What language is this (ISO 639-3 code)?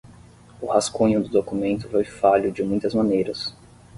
por